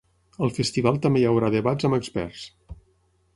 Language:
Catalan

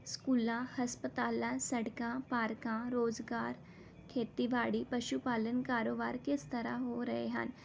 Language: Punjabi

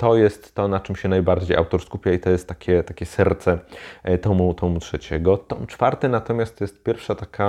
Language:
Polish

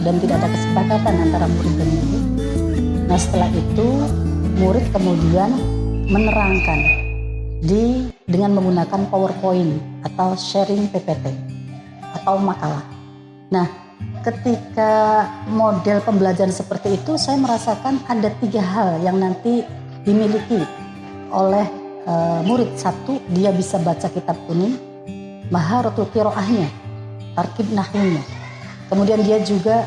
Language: Indonesian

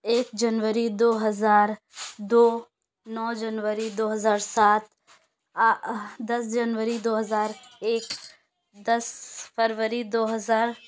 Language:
Urdu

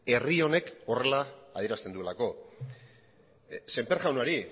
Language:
Basque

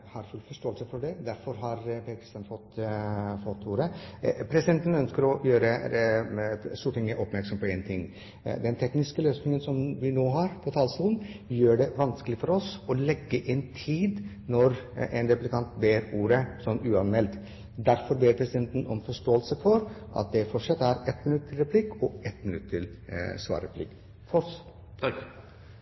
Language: Norwegian Bokmål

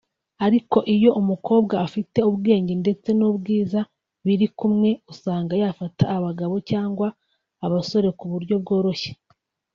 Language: Kinyarwanda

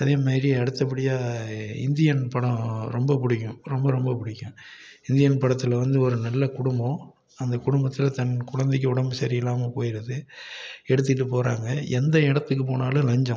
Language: Tamil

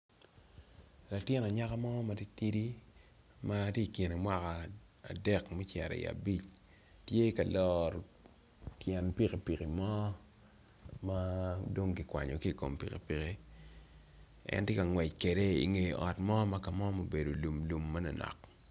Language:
Acoli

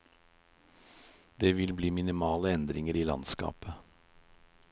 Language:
Norwegian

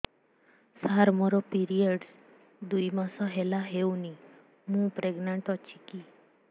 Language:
Odia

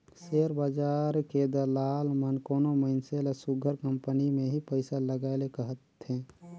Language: Chhattisgarhi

